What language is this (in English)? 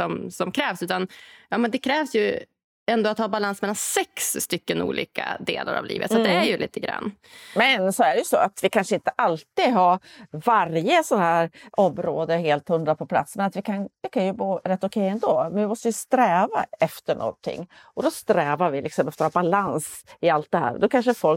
Swedish